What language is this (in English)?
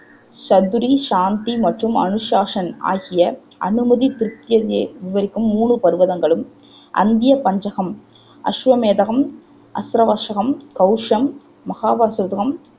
Tamil